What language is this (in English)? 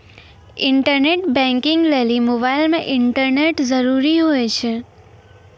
Maithili